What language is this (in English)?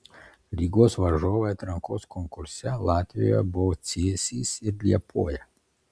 Lithuanian